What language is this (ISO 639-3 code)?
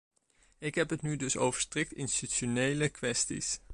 nld